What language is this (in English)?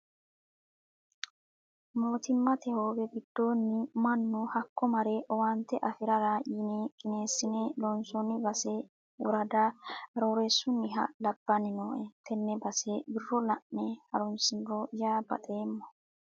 Sidamo